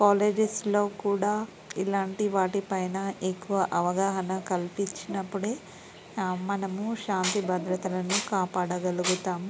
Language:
Telugu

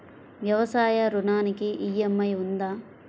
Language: Telugu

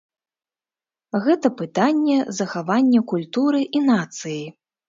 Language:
Belarusian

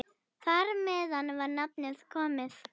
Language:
Icelandic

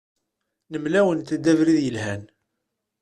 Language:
Kabyle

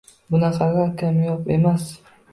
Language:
Uzbek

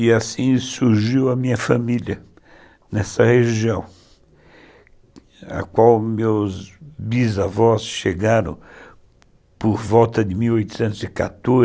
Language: Portuguese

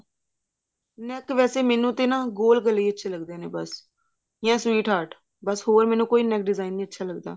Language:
Punjabi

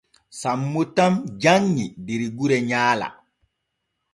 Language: Borgu Fulfulde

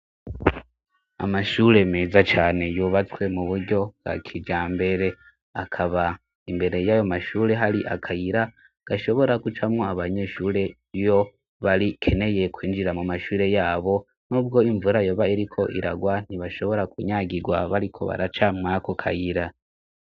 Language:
Rundi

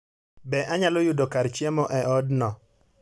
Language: Luo (Kenya and Tanzania)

